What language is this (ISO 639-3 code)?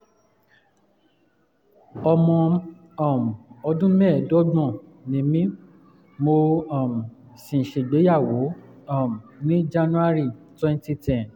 yor